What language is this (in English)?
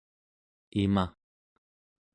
Central Yupik